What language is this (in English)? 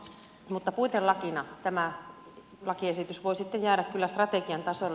Finnish